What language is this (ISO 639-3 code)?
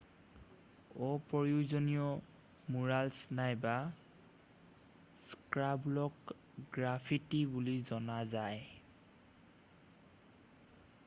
asm